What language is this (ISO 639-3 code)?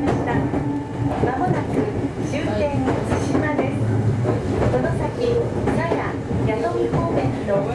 jpn